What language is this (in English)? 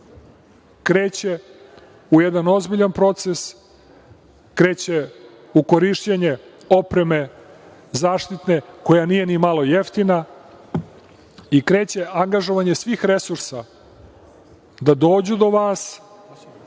Serbian